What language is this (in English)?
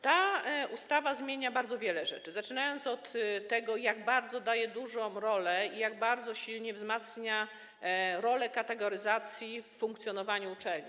Polish